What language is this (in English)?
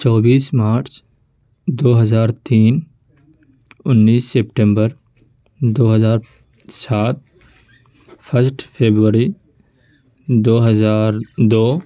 Urdu